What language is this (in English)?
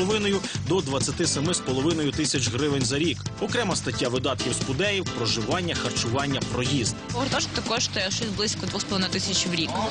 Ukrainian